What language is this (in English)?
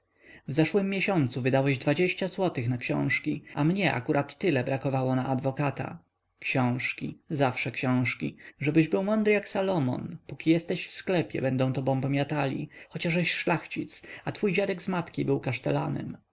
Polish